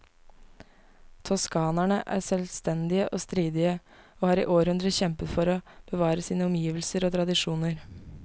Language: Norwegian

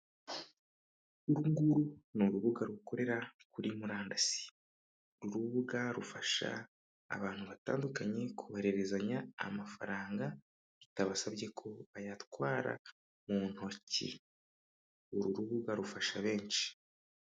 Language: Kinyarwanda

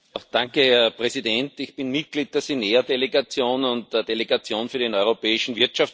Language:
German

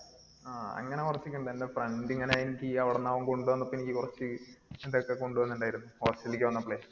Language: Malayalam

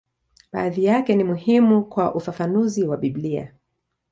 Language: Swahili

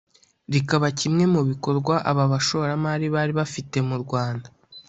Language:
Kinyarwanda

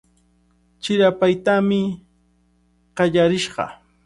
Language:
Cajatambo North Lima Quechua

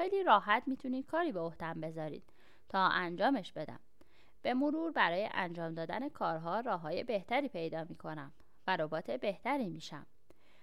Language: Persian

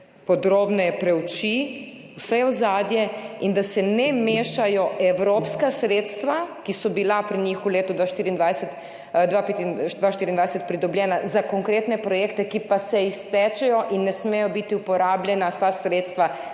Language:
Slovenian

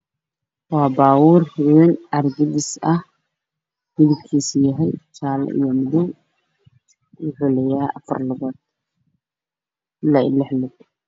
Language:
Somali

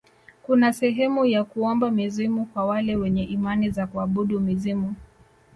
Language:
Swahili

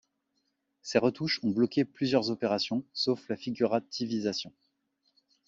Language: French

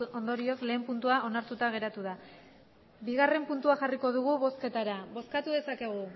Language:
Basque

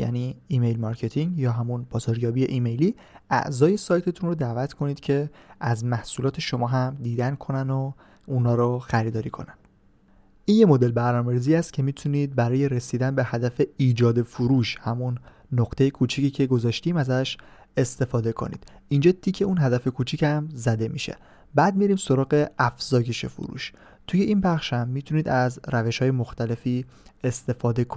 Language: Persian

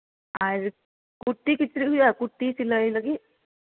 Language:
Santali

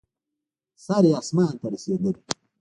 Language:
Pashto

